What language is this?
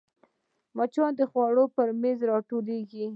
Pashto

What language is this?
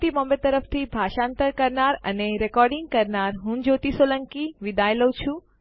Gujarati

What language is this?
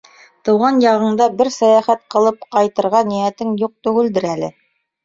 Bashkir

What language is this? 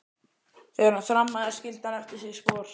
Icelandic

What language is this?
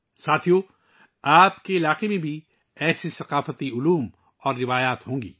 Urdu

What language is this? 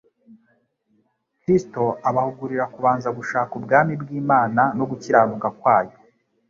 Kinyarwanda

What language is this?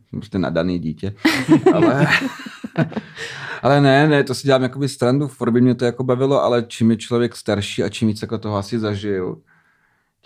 Czech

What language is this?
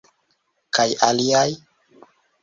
Esperanto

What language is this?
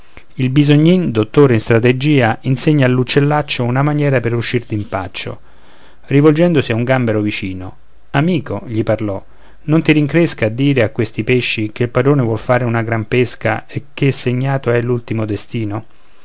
Italian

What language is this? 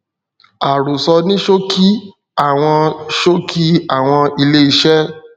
Yoruba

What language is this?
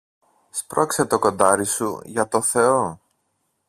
Greek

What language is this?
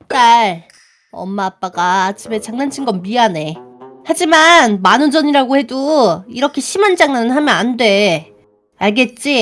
Korean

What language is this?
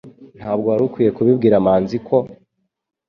Kinyarwanda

